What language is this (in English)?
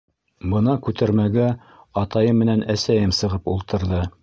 Bashkir